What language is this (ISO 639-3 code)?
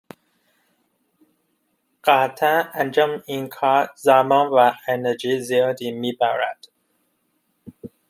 fas